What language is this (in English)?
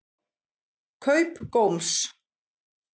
Icelandic